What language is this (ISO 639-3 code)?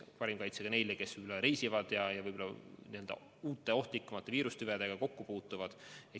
est